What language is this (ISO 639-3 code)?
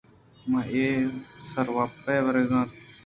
bgp